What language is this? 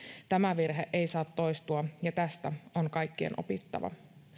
Finnish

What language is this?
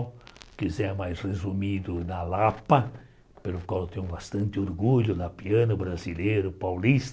Portuguese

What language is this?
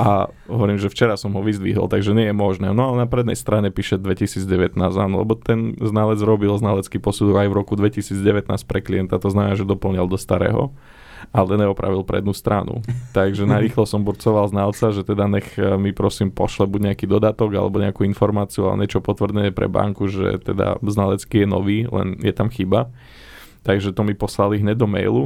Slovak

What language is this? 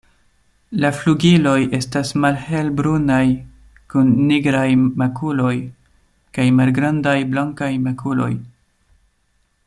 Esperanto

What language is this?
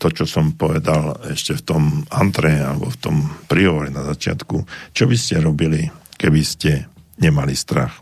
Slovak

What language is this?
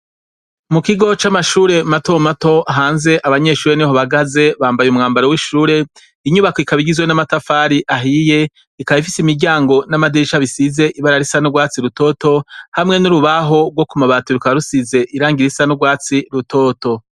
Rundi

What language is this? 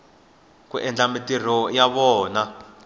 Tsonga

